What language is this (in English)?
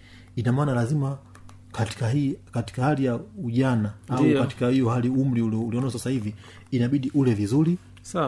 Swahili